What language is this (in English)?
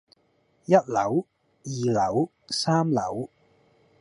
Cantonese